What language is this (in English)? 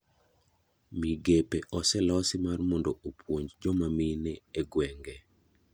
Luo (Kenya and Tanzania)